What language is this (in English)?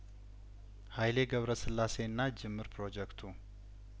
Amharic